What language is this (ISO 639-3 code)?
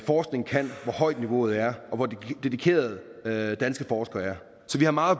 dan